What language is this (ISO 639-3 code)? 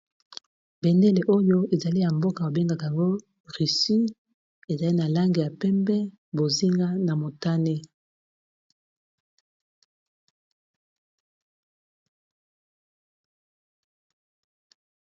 lin